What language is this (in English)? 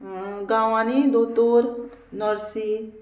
Konkani